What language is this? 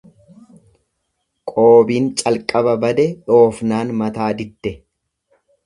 Oromo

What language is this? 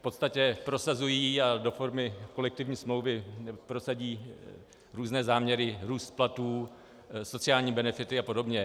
Czech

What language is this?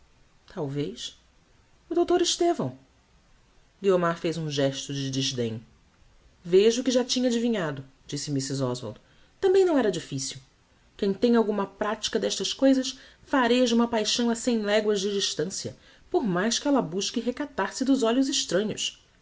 Portuguese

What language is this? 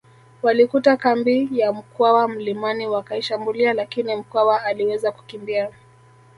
Swahili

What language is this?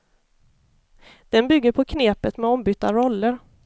Swedish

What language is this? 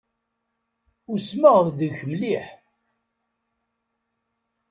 Kabyle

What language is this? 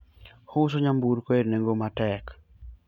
Luo (Kenya and Tanzania)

